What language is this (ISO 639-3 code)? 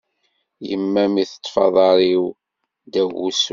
kab